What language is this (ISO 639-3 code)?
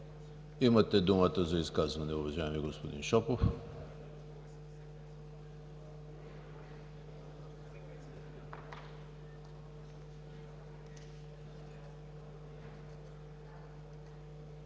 bul